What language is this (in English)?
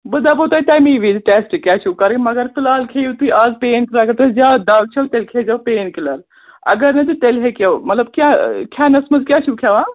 Kashmiri